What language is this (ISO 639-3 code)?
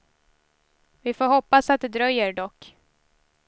swe